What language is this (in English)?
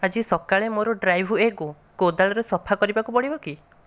Odia